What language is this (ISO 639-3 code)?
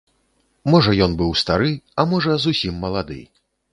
bel